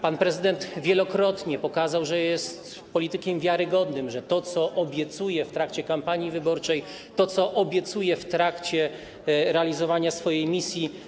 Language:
Polish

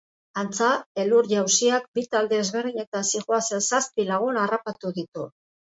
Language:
Basque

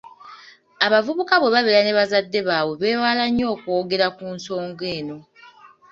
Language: Ganda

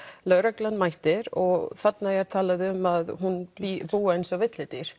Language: Icelandic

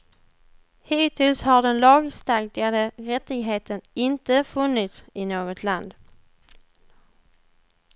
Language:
Swedish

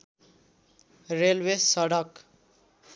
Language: Nepali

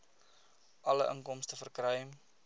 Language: Afrikaans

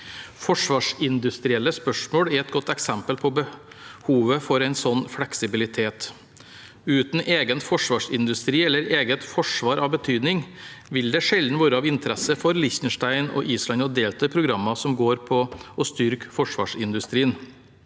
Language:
Norwegian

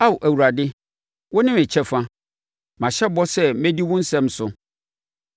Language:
Akan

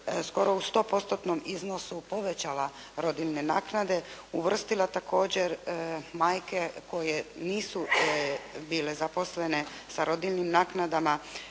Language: Croatian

